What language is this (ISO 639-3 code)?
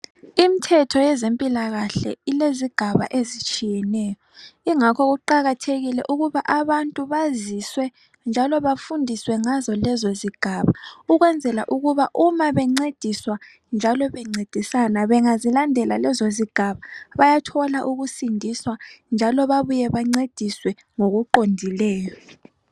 nde